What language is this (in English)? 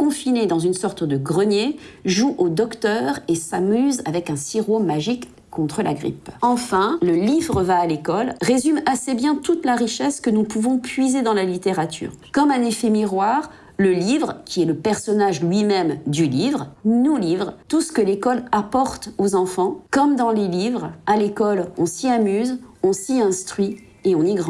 French